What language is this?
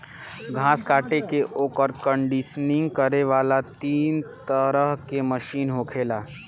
Bhojpuri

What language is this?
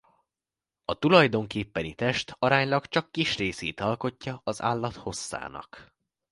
Hungarian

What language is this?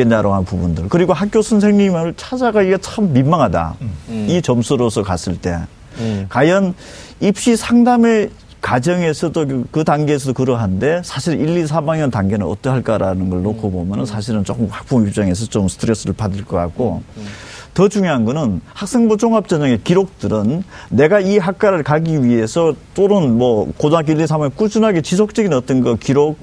Korean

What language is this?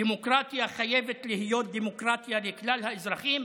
Hebrew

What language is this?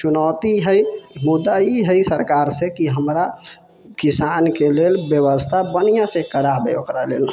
Maithili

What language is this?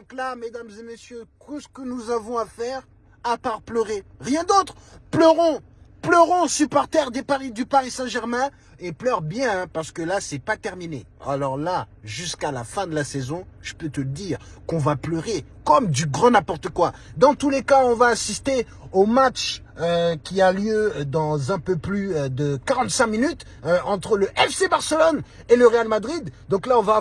French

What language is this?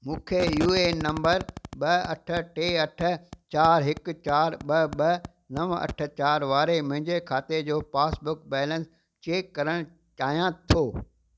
Sindhi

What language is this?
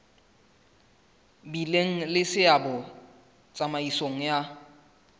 Southern Sotho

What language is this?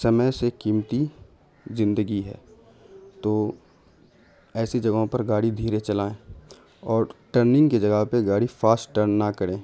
Urdu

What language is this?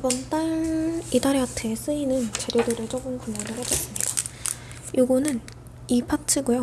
Korean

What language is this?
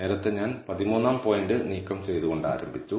Malayalam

